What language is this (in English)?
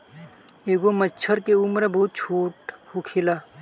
Bhojpuri